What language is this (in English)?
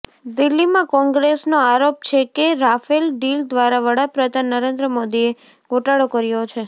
Gujarati